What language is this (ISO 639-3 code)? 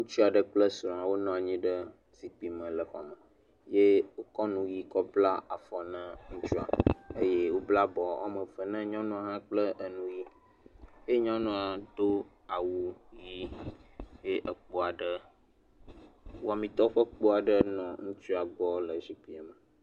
ewe